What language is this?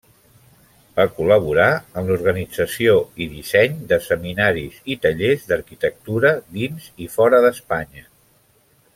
Catalan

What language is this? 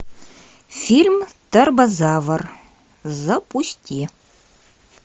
Russian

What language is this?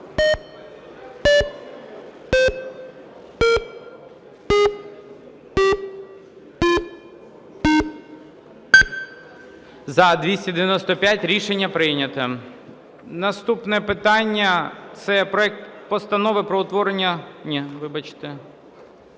Ukrainian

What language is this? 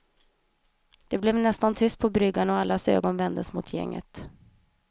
Swedish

